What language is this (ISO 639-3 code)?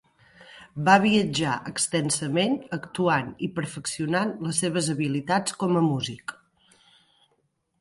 cat